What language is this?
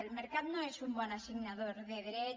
Catalan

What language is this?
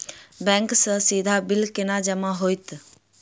Maithili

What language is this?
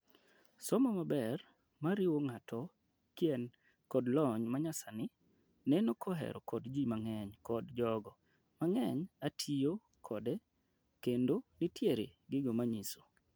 Luo (Kenya and Tanzania)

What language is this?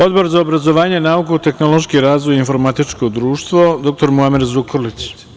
Serbian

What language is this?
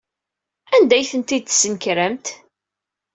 Kabyle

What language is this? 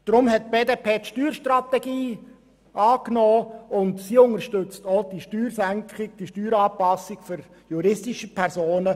Swiss German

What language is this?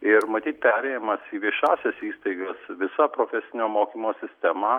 Lithuanian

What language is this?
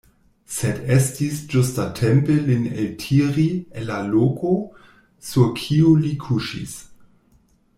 Esperanto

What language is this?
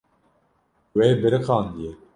Kurdish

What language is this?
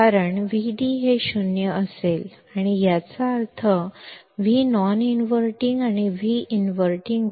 Marathi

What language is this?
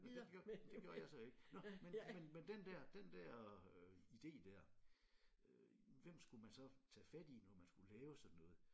Danish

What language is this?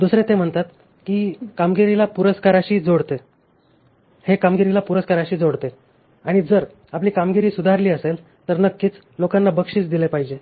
Marathi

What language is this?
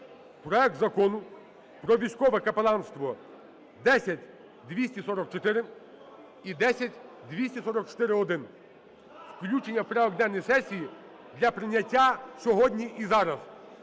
Ukrainian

